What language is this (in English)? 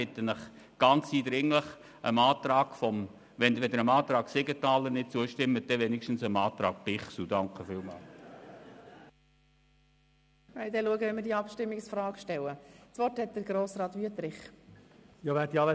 Swiss German